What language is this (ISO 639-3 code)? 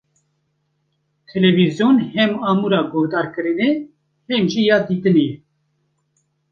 kur